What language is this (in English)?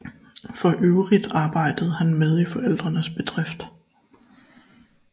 Danish